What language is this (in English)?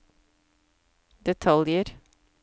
Norwegian